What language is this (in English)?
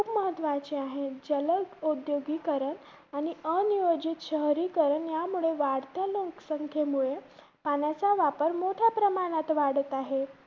Marathi